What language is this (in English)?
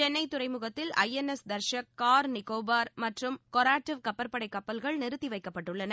Tamil